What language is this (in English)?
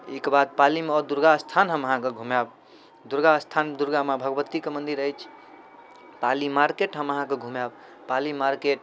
Maithili